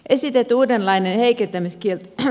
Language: Finnish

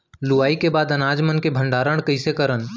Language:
Chhattisgarhi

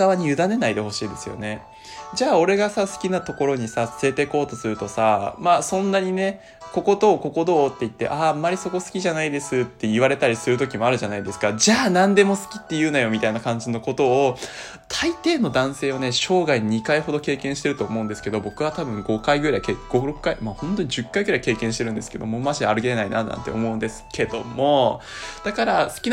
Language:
Japanese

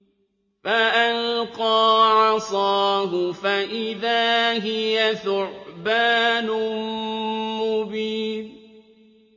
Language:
Arabic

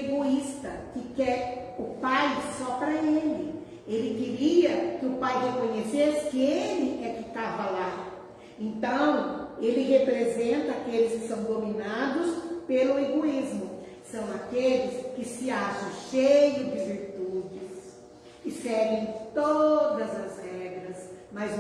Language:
Portuguese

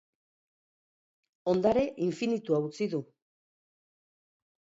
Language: Basque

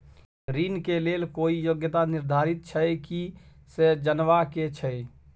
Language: Maithili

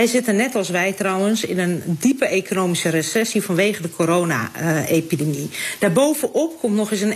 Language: Dutch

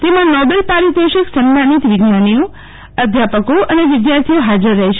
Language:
Gujarati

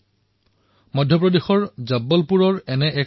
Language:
Assamese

